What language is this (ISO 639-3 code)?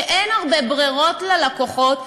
heb